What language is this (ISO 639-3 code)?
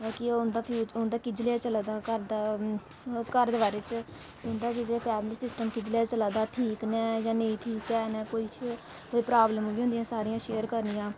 doi